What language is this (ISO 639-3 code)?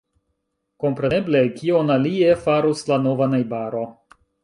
epo